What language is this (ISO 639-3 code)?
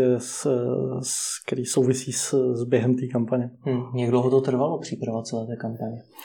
ces